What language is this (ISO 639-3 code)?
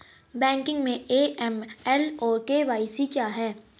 hin